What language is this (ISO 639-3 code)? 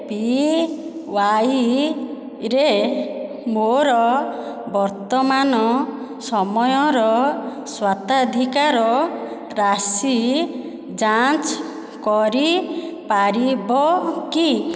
ori